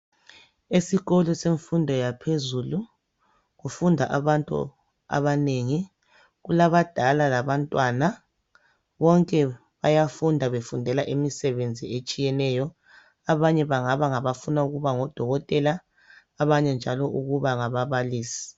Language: North Ndebele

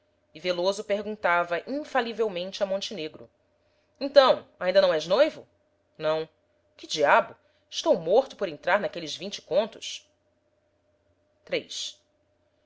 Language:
Portuguese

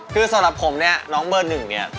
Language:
Thai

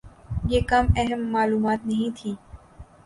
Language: Urdu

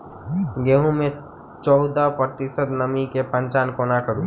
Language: Maithili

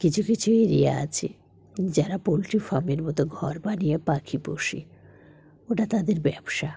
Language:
Bangla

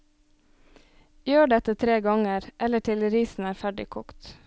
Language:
Norwegian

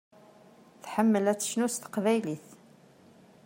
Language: Kabyle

